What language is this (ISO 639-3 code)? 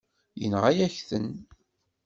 kab